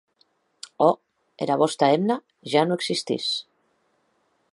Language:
Occitan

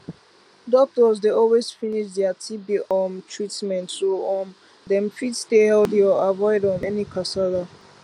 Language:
Nigerian Pidgin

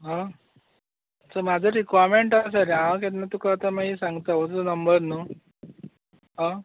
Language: Konkani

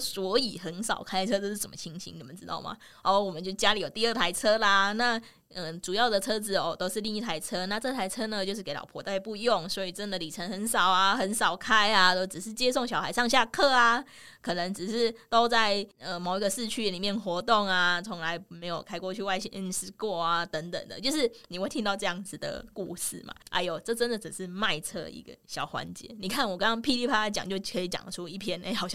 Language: Chinese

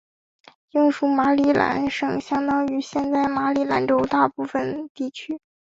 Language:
Chinese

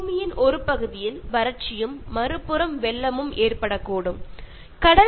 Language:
Malayalam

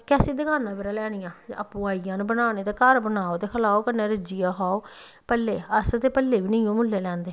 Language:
Dogri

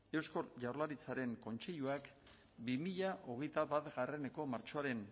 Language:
Basque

